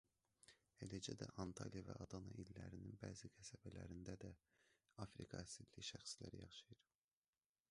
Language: Azerbaijani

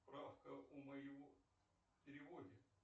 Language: Russian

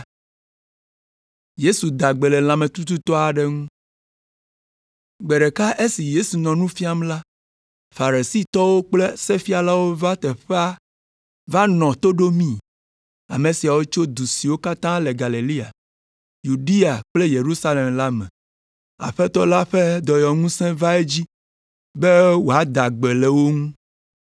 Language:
Ewe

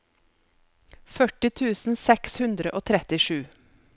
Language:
Norwegian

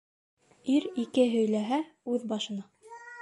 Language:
Bashkir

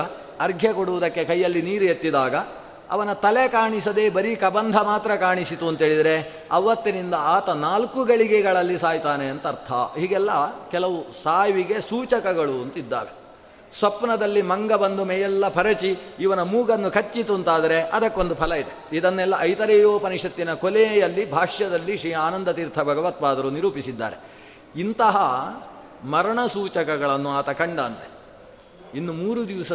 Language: Kannada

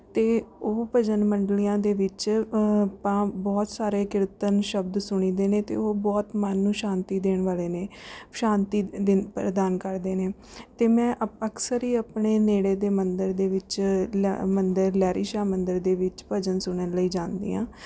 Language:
Punjabi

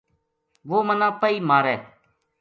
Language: Gujari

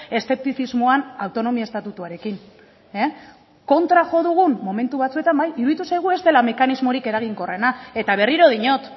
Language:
Basque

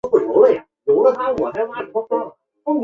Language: Chinese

